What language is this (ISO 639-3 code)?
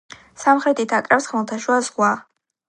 kat